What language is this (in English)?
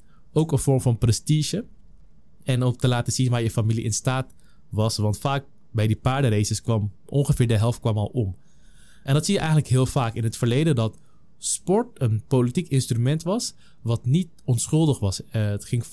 Dutch